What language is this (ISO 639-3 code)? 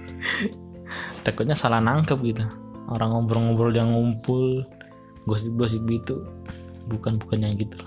ind